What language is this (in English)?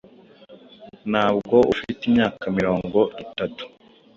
Kinyarwanda